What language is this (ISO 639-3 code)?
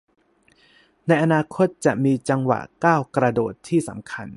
tha